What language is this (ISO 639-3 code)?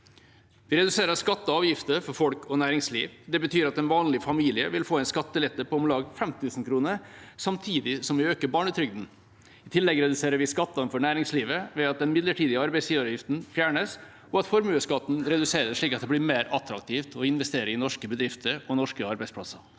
nor